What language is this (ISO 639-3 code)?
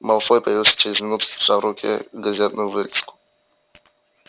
rus